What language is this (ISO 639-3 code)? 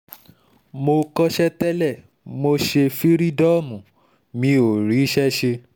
yor